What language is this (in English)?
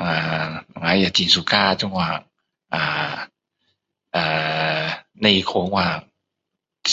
Min Dong Chinese